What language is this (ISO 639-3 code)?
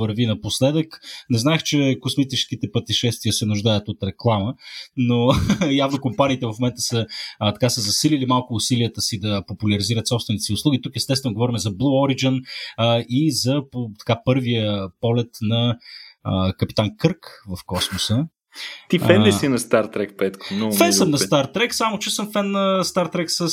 bul